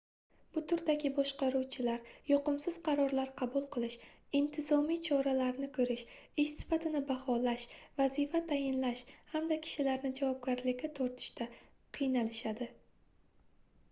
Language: Uzbek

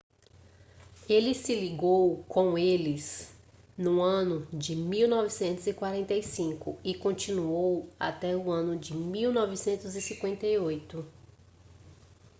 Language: Portuguese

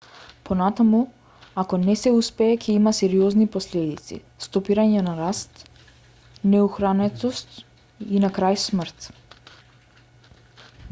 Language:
Macedonian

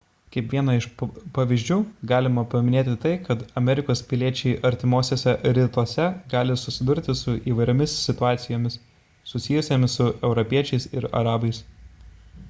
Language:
Lithuanian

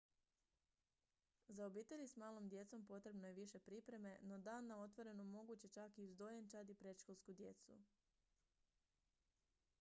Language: Croatian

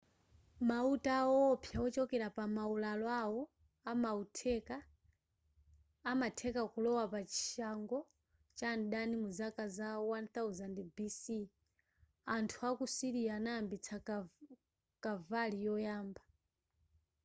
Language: Nyanja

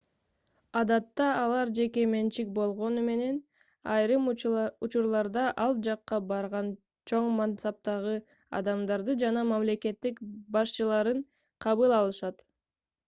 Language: Kyrgyz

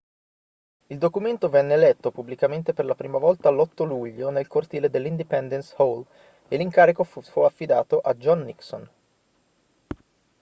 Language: Italian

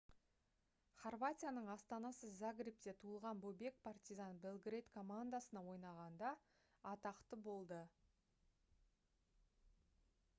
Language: Kazakh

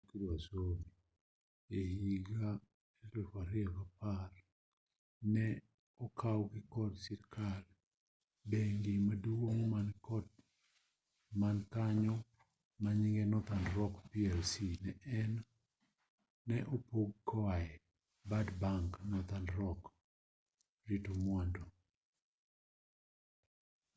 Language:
Luo (Kenya and Tanzania)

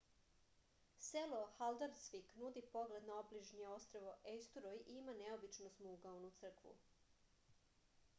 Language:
Serbian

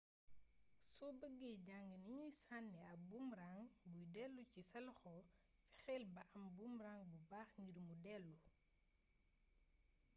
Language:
Wolof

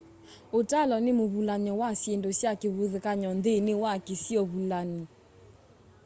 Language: Kamba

